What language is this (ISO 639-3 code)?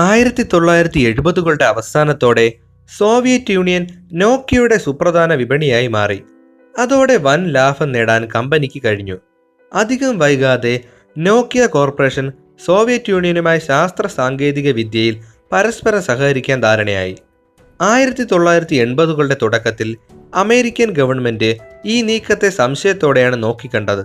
mal